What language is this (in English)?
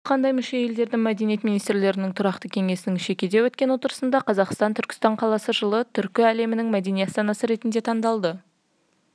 Kazakh